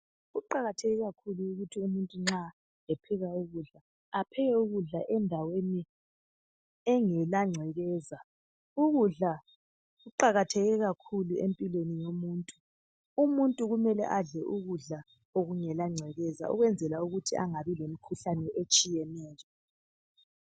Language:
North Ndebele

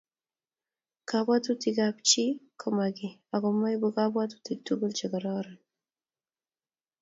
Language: Kalenjin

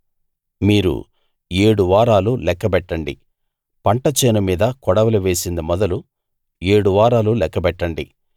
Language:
Telugu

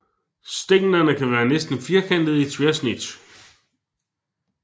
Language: Danish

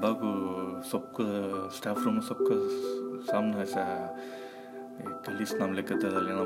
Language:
Urdu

